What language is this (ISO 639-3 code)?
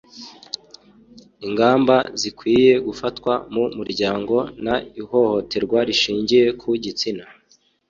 kin